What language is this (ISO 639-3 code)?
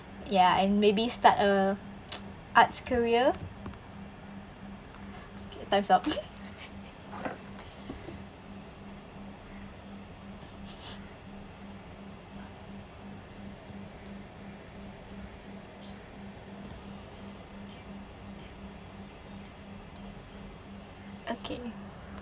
eng